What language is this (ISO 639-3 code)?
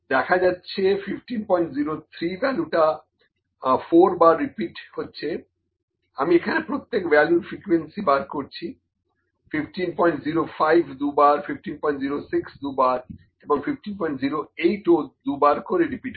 ben